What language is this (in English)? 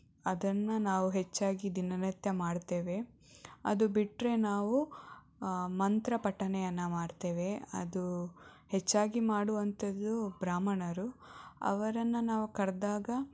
Kannada